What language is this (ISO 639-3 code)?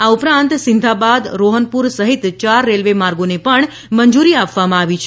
guj